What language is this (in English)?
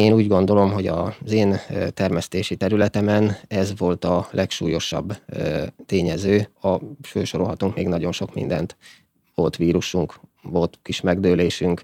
Hungarian